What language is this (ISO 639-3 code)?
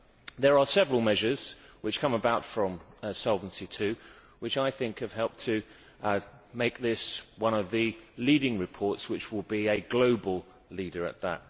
eng